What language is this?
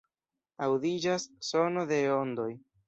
Esperanto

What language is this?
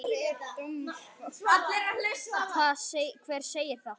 Icelandic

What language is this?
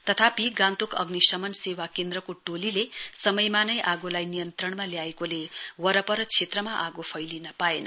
Nepali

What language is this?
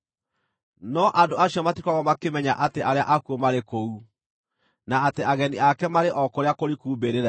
Kikuyu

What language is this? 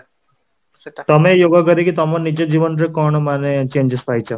Odia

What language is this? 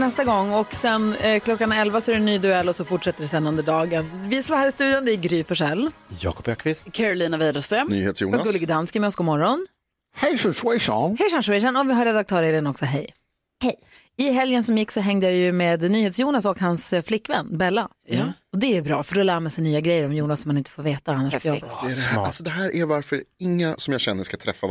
Swedish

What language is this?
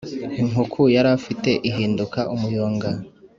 Kinyarwanda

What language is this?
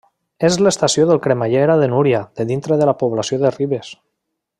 Catalan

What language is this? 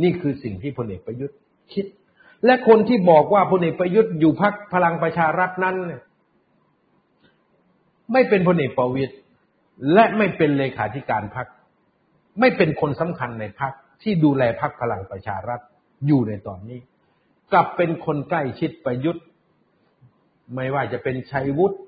Thai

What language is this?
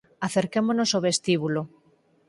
Galician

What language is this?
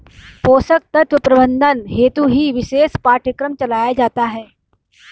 Hindi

